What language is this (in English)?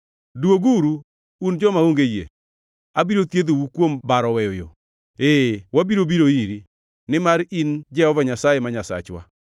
Luo (Kenya and Tanzania)